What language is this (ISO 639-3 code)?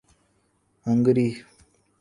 urd